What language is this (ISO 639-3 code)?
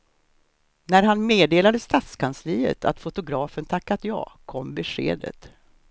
swe